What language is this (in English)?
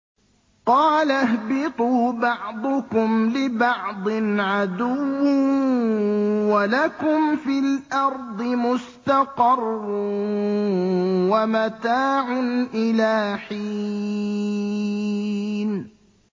Arabic